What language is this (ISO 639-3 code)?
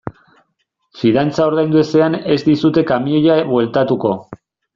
eus